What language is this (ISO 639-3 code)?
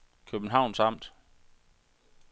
dan